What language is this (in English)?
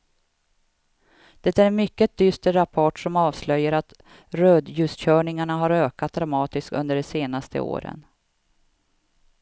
Swedish